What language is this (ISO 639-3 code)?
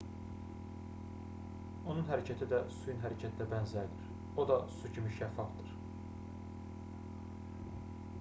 aze